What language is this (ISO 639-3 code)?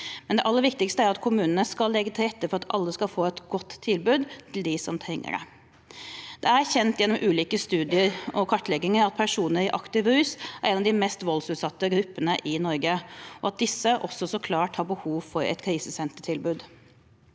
nor